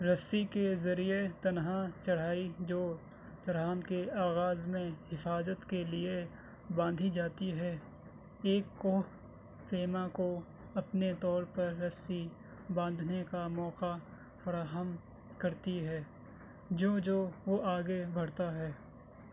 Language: Urdu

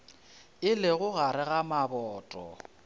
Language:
Northern Sotho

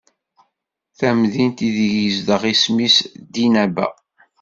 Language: Kabyle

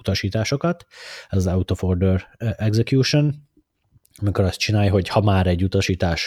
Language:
Hungarian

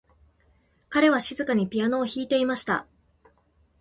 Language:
Japanese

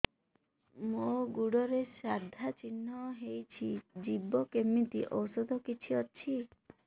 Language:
Odia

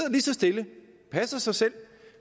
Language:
Danish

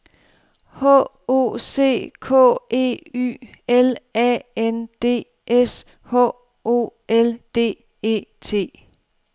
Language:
Danish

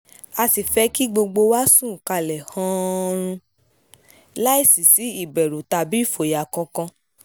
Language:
Yoruba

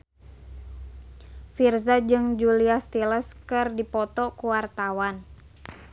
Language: Sundanese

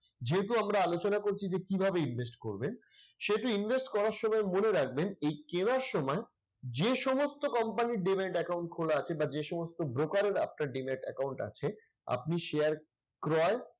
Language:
Bangla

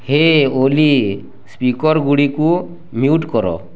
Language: Odia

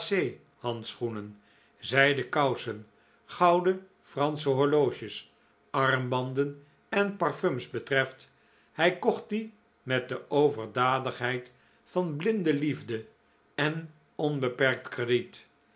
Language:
Dutch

